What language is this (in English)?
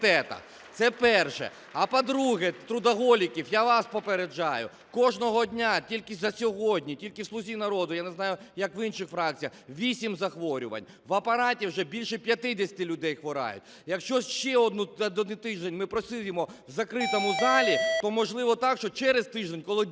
Ukrainian